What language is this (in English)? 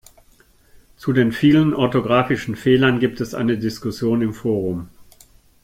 German